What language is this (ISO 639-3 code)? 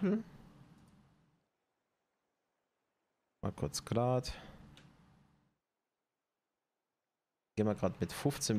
deu